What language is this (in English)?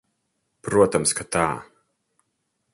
Latvian